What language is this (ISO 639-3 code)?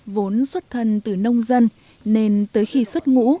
vie